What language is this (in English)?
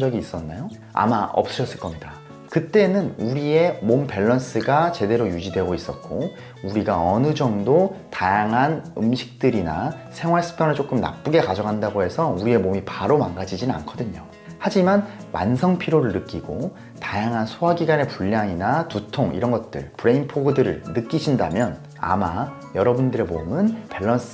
Korean